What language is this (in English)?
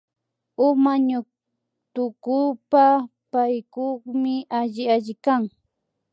Imbabura Highland Quichua